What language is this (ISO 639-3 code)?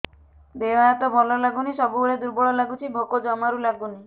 ori